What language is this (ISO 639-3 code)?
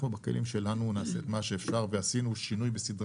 heb